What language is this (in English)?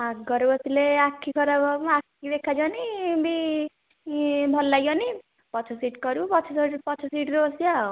Odia